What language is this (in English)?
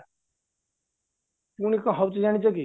Odia